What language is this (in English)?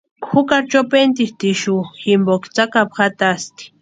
Western Highland Purepecha